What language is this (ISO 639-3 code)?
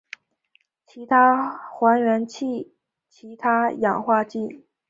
zho